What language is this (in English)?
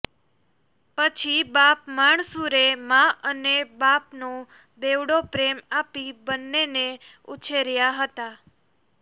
Gujarati